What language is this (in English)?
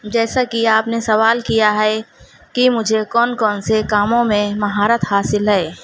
Urdu